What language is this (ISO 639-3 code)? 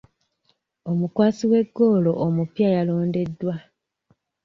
lug